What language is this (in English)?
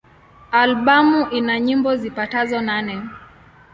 Swahili